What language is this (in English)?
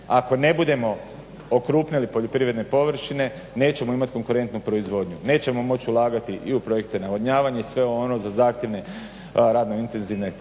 Croatian